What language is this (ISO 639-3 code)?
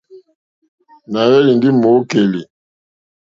bri